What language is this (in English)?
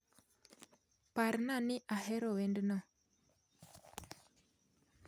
Luo (Kenya and Tanzania)